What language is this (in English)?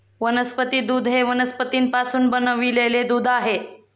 Marathi